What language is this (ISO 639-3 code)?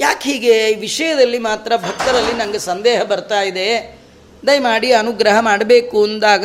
kan